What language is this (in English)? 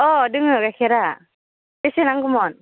Bodo